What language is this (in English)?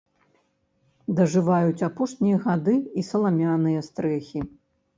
Belarusian